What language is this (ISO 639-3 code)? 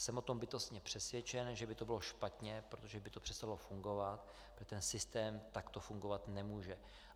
ces